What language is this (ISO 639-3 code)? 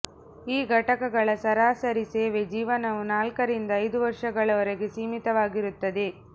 kan